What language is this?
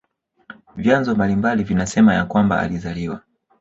Swahili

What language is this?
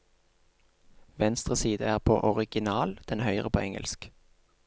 Norwegian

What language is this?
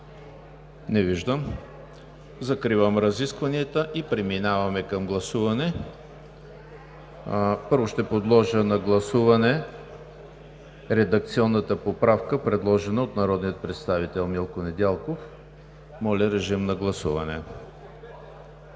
Bulgarian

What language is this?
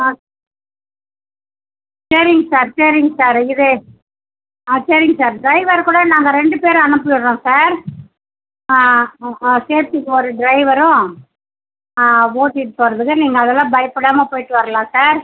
Tamil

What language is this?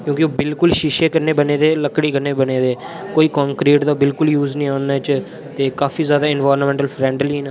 Dogri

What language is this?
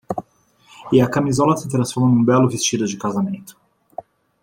Portuguese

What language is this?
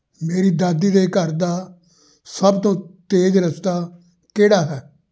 Punjabi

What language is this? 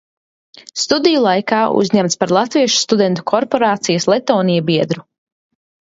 Latvian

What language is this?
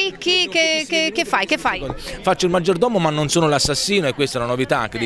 Italian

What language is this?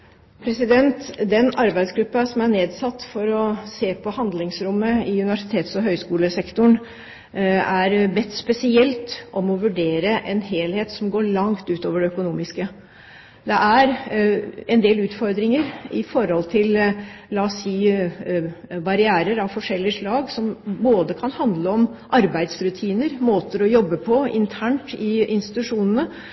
Norwegian Bokmål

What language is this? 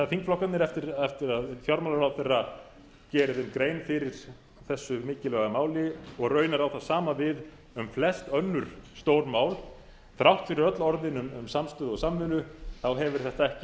Icelandic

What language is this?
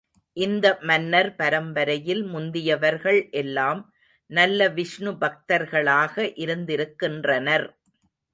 Tamil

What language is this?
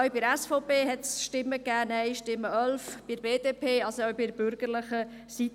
Swiss German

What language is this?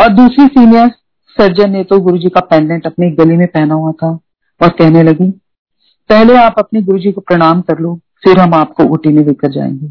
Hindi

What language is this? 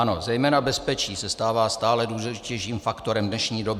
Czech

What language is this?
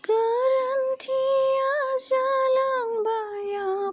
Bodo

